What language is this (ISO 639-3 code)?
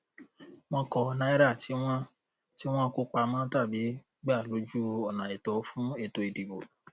yor